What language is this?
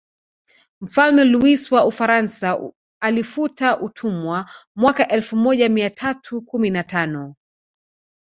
Swahili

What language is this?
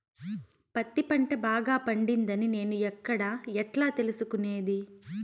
Telugu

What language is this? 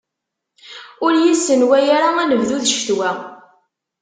Kabyle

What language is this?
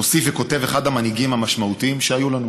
Hebrew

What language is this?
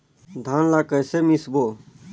Chhattisgarhi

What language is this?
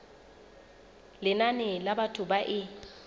Southern Sotho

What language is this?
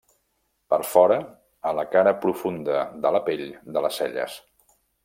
Catalan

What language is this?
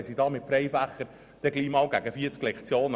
Swiss German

